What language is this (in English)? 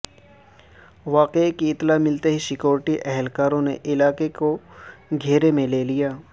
Urdu